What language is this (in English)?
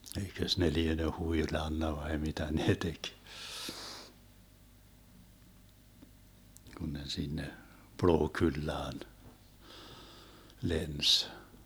Finnish